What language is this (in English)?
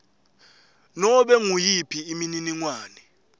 Swati